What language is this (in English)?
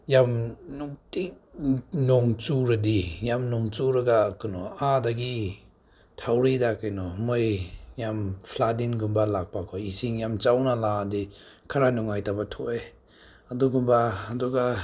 Manipuri